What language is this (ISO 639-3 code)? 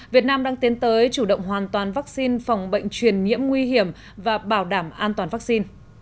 vie